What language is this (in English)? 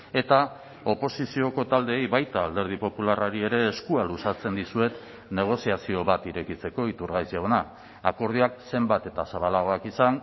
Basque